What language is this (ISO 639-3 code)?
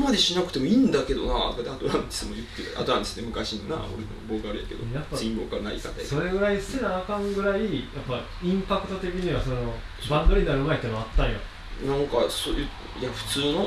jpn